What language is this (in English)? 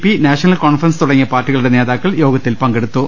Malayalam